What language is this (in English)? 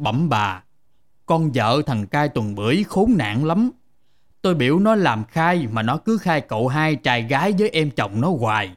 Vietnamese